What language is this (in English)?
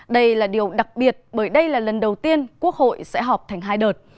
Vietnamese